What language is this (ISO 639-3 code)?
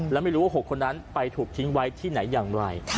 tha